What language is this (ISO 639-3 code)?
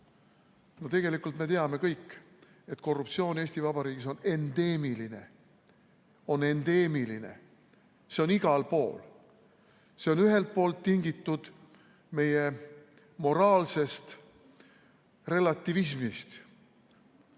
est